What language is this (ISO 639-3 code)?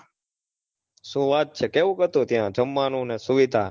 guj